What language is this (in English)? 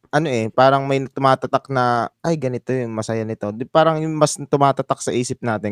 Filipino